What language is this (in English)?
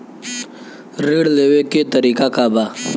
Bhojpuri